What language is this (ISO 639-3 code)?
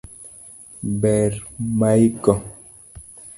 luo